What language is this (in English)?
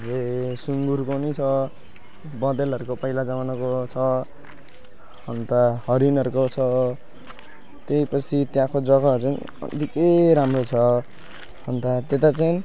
Nepali